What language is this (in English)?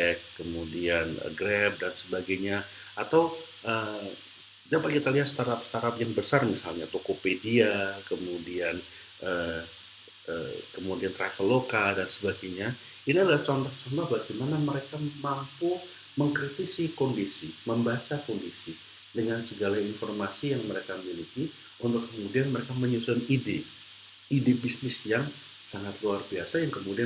Indonesian